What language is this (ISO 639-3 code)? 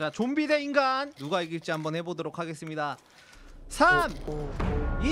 kor